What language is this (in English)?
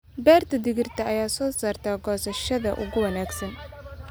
Somali